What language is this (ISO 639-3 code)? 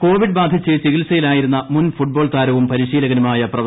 mal